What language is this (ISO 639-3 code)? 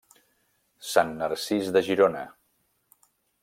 cat